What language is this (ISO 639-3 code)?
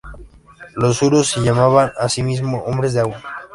spa